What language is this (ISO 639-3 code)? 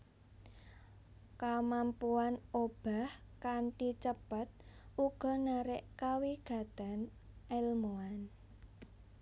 jav